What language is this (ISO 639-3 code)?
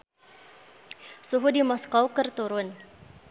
sun